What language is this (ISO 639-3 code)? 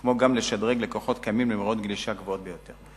heb